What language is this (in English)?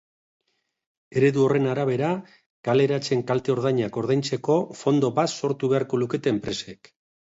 Basque